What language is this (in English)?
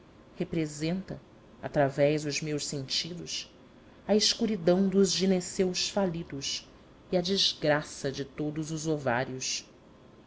Portuguese